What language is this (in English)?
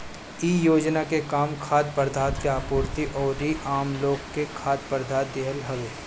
Bhojpuri